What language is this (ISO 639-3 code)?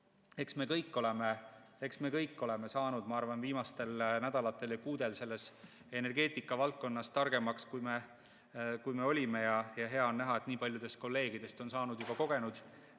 est